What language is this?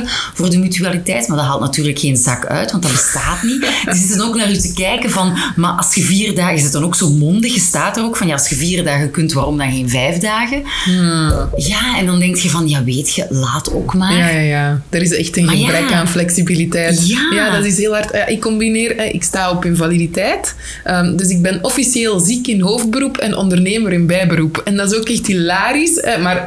Dutch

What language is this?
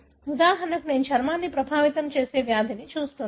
Telugu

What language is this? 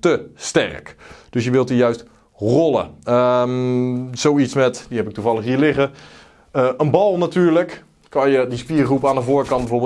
Dutch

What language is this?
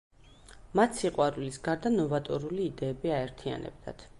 Georgian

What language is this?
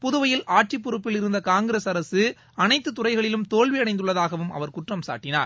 Tamil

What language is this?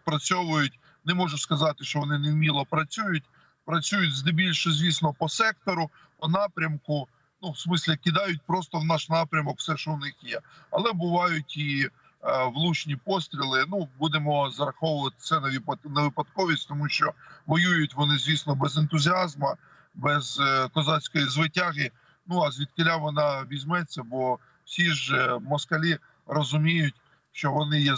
Ukrainian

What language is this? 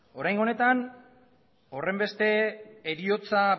Basque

